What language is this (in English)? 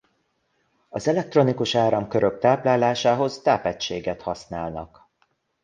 Hungarian